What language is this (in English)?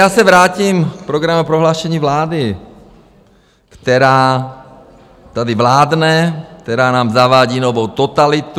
Czech